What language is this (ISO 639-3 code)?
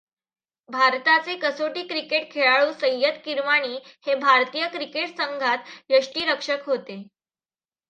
mar